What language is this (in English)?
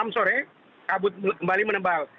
Indonesian